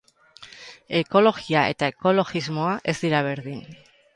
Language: Basque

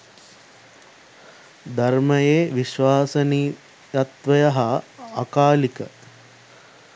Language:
Sinhala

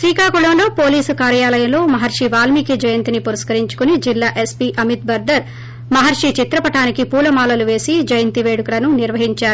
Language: Telugu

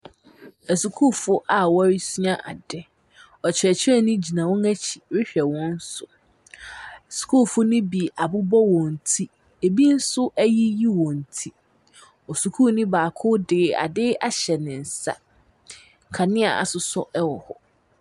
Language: Akan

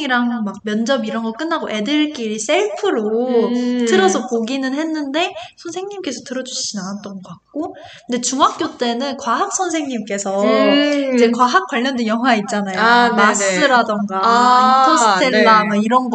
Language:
Korean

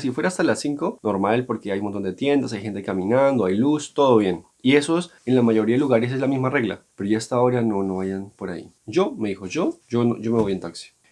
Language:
Spanish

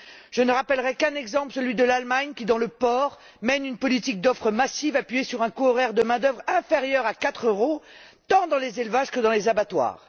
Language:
French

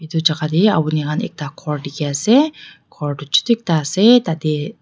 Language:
Naga Pidgin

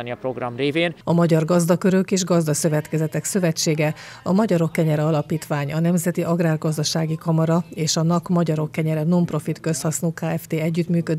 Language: Hungarian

